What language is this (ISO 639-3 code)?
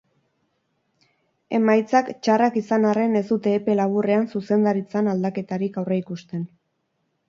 eus